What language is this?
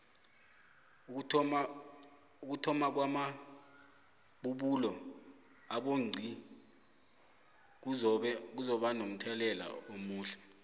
South Ndebele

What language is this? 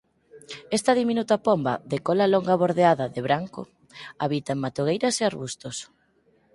Galician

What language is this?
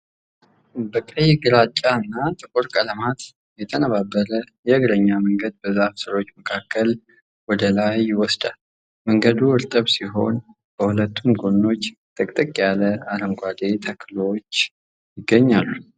Amharic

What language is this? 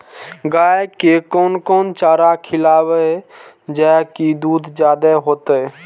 Maithili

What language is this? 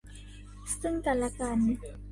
Thai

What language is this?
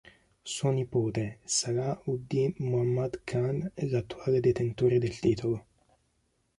Italian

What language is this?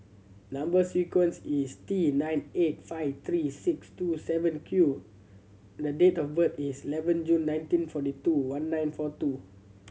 English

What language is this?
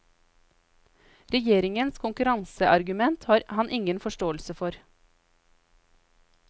Norwegian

